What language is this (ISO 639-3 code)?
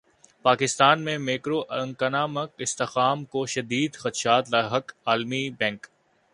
urd